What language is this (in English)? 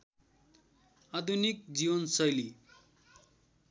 Nepali